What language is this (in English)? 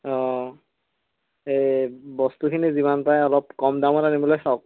Assamese